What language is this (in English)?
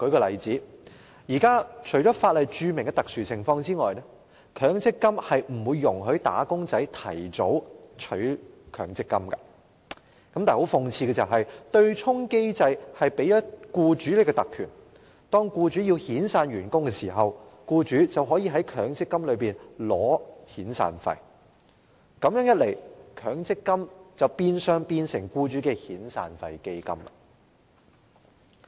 Cantonese